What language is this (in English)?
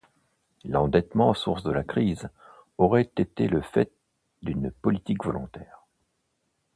French